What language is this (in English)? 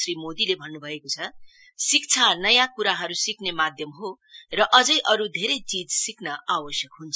Nepali